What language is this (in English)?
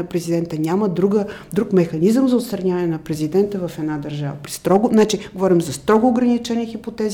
Bulgarian